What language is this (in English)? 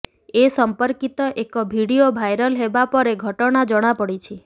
Odia